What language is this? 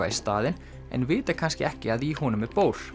Icelandic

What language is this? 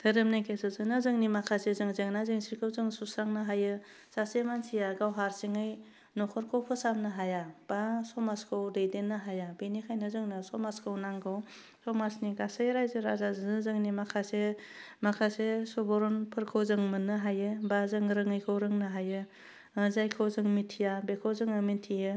Bodo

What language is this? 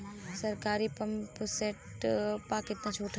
Bhojpuri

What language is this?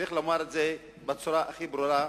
Hebrew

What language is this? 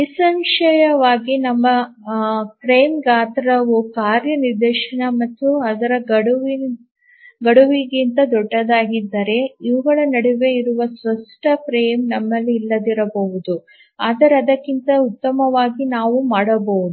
Kannada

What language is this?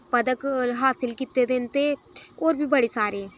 Dogri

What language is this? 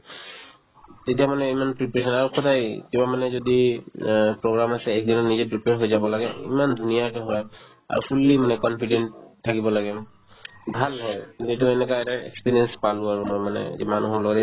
Assamese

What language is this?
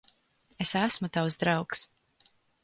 Latvian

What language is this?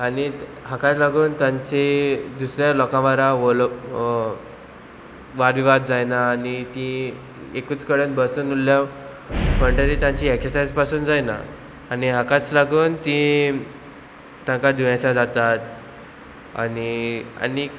Konkani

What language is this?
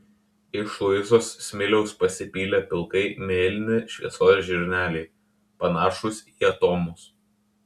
Lithuanian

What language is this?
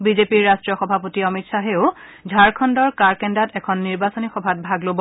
Assamese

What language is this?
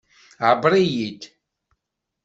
Kabyle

